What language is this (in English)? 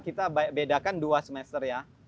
Indonesian